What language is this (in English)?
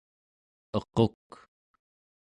Central Yupik